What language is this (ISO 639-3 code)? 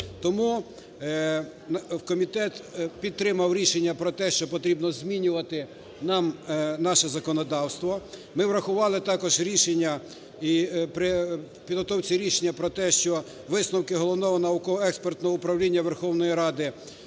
ukr